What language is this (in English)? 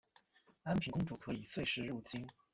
Chinese